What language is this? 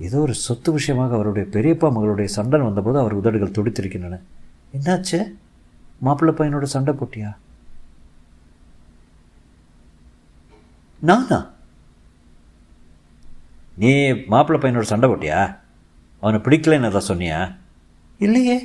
Tamil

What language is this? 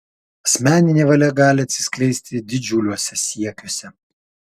Lithuanian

